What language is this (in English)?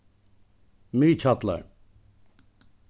Faroese